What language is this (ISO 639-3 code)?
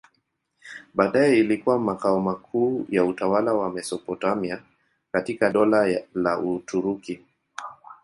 swa